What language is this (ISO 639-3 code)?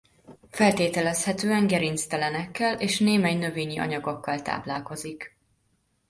hun